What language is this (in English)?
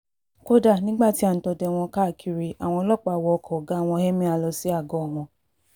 Yoruba